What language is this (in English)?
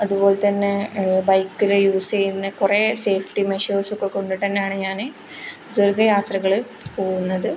Malayalam